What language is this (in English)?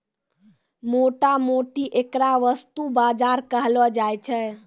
Maithili